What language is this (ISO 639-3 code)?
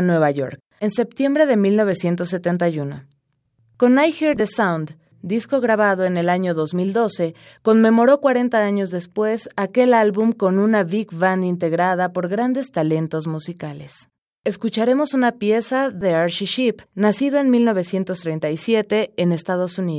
spa